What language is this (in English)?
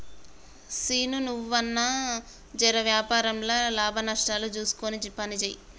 Telugu